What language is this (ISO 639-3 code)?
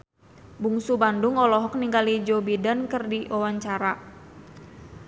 sun